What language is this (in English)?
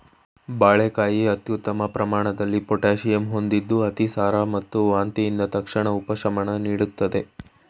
Kannada